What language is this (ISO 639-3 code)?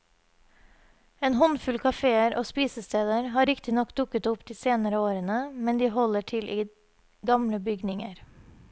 nor